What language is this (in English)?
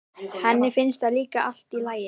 Icelandic